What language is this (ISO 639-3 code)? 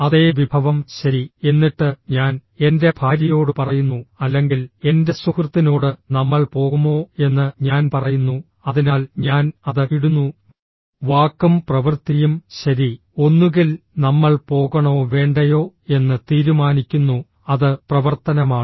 mal